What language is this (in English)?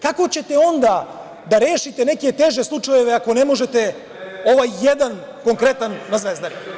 Serbian